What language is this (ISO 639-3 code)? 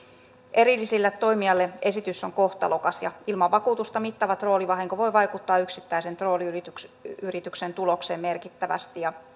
fin